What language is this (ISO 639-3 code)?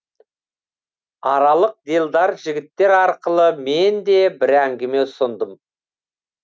kaz